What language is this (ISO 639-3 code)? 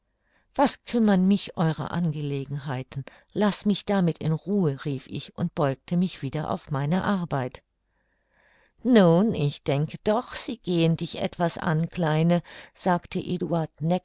deu